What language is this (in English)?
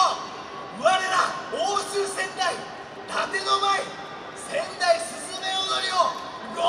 Japanese